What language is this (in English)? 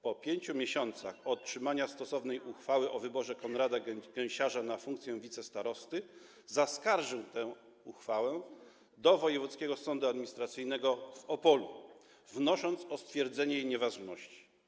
Polish